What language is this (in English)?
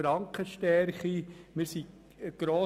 Swiss German